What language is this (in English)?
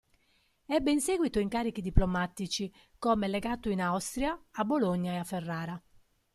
Italian